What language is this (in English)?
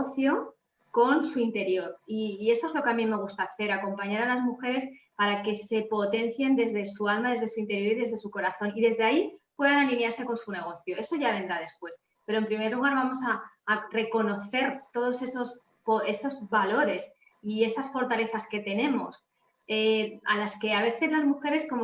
Spanish